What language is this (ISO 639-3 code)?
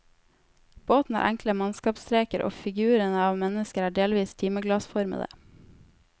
nor